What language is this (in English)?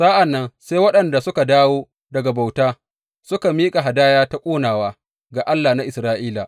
Hausa